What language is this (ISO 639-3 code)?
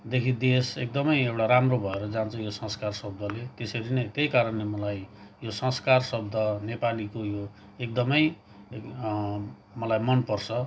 nep